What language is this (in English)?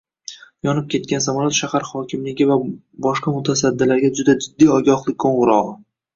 Uzbek